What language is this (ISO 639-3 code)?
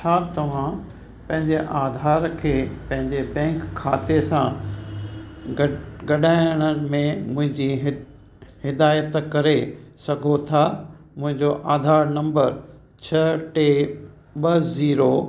snd